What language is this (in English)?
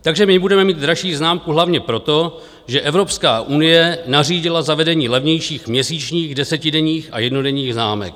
Czech